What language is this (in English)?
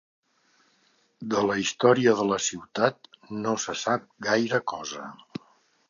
Catalan